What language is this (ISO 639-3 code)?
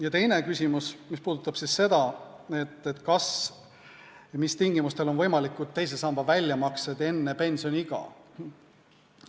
est